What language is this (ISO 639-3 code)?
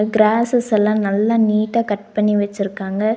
tam